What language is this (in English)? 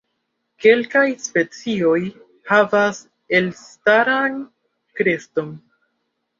Esperanto